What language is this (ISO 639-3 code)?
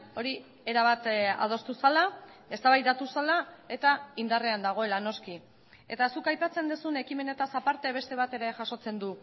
eus